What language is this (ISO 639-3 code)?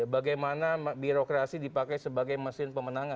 ind